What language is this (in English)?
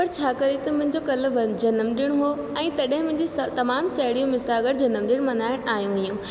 Sindhi